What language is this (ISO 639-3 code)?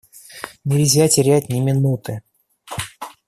rus